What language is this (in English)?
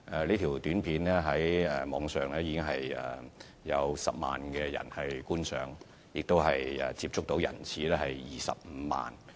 Cantonese